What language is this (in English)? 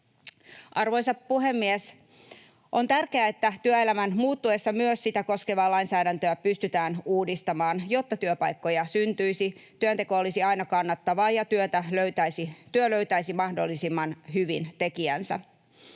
Finnish